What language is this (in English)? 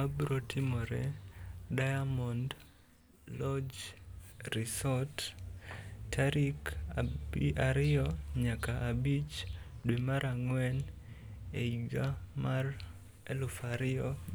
Luo (Kenya and Tanzania)